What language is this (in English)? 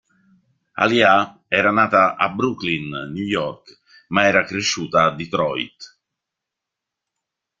Italian